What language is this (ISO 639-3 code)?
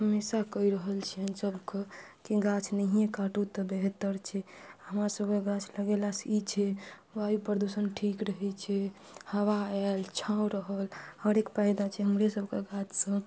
mai